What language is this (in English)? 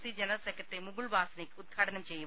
Malayalam